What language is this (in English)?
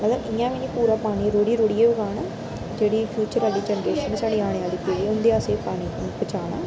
Dogri